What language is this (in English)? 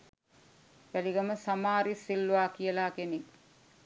Sinhala